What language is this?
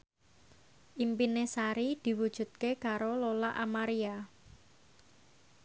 Javanese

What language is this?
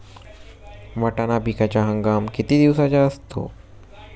Marathi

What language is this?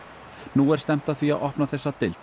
Icelandic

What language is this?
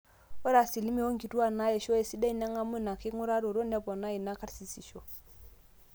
Masai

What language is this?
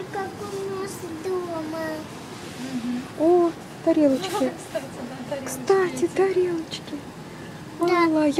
Russian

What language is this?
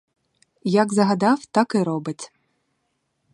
Ukrainian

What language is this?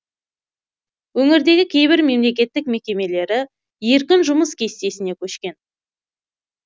Kazakh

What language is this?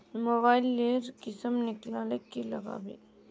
Magahi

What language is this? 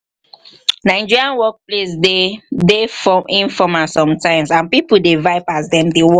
Nigerian Pidgin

